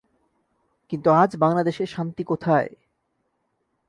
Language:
Bangla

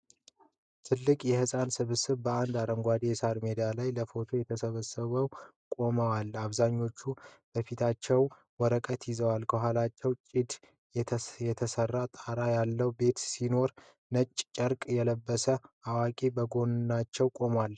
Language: Amharic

